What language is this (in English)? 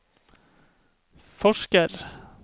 Norwegian